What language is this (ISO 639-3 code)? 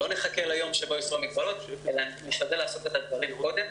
heb